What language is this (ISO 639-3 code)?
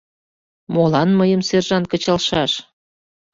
chm